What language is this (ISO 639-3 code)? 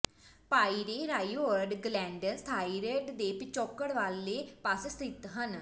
pan